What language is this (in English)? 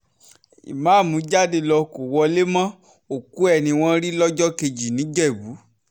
Yoruba